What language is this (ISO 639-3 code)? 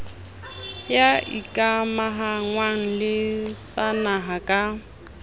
sot